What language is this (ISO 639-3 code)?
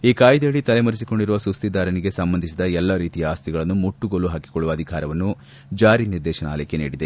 kan